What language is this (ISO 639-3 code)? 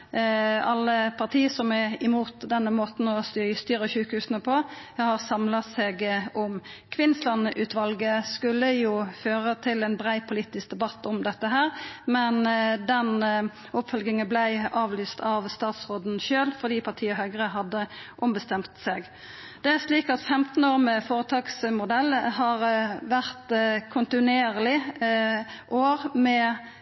nno